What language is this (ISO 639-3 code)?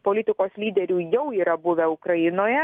lit